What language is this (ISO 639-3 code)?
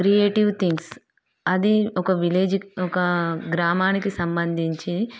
tel